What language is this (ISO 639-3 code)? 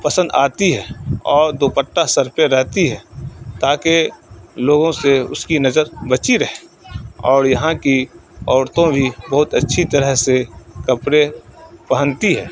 urd